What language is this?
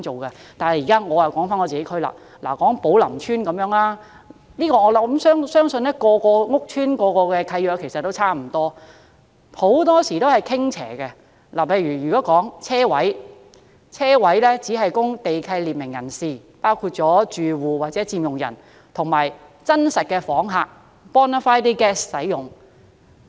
Cantonese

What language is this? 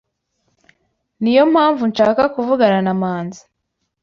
Kinyarwanda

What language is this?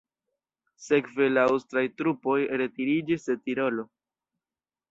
Esperanto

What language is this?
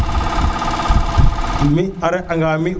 Serer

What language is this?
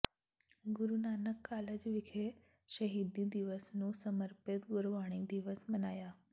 Punjabi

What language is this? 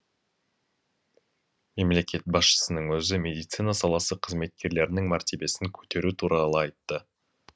Kazakh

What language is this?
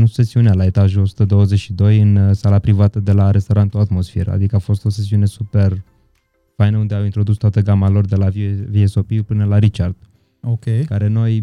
Romanian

